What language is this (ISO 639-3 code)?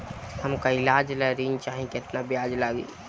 bho